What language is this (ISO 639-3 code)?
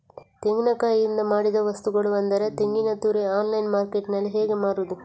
kan